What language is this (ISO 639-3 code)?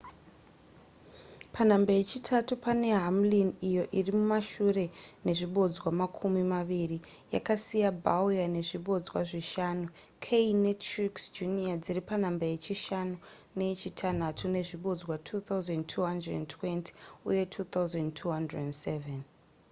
sna